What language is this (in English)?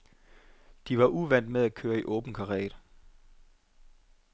Danish